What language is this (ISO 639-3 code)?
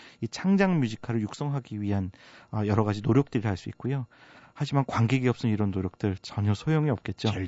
kor